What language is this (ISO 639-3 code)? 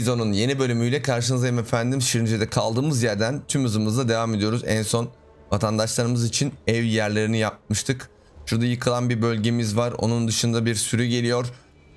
tur